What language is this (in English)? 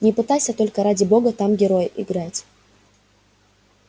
Russian